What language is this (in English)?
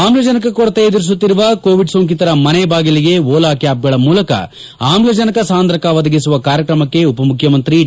Kannada